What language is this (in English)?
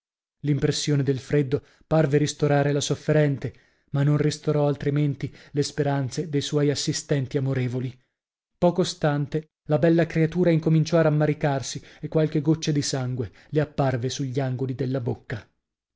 Italian